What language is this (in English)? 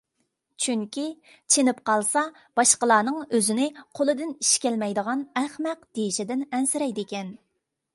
Uyghur